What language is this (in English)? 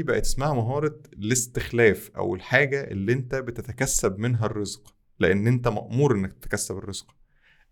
Arabic